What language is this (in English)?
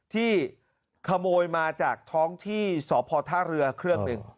Thai